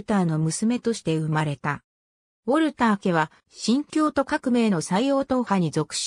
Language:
Japanese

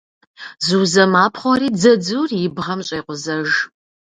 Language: Kabardian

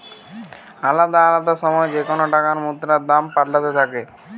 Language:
Bangla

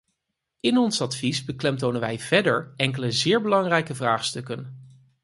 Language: Dutch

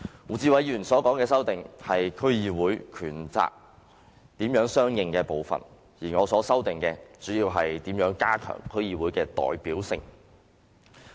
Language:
Cantonese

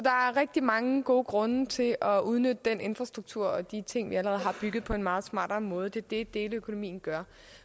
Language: Danish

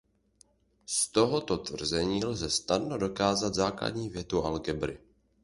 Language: Czech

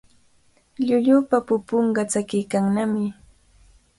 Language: Cajatambo North Lima Quechua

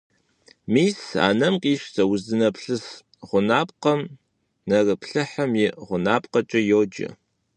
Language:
Kabardian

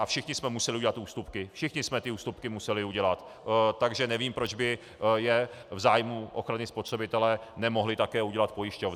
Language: Czech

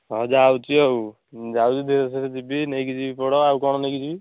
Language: Odia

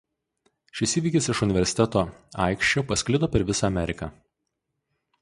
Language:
Lithuanian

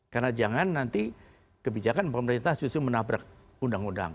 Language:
Indonesian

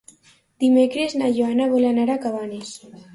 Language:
Catalan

